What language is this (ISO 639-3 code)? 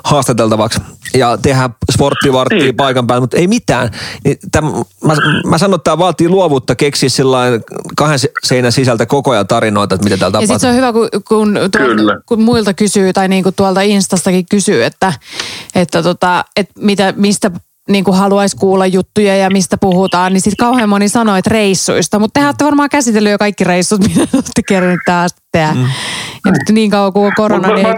fin